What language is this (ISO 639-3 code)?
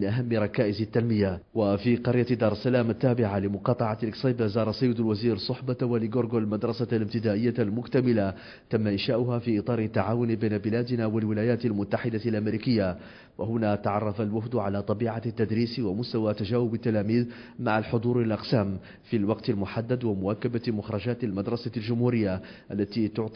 ara